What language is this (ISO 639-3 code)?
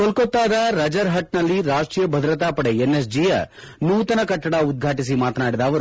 kan